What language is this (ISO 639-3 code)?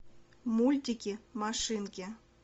rus